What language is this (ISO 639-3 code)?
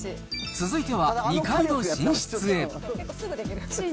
jpn